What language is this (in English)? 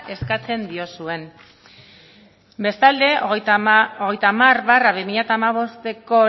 Basque